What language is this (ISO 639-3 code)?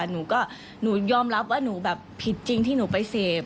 tha